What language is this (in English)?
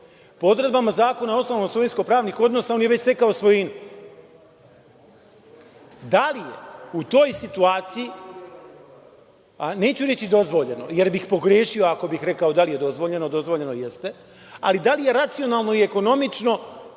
Serbian